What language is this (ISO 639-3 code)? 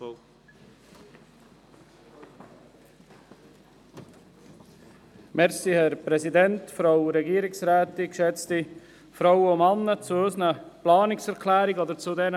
gsw